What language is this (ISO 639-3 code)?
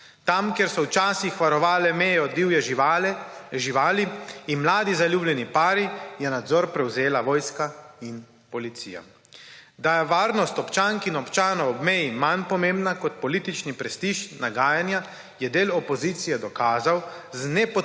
slv